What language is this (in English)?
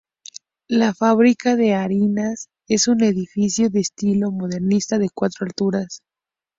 Spanish